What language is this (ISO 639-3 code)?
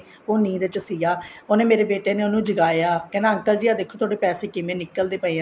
pan